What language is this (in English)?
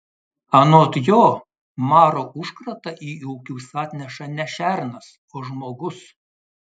Lithuanian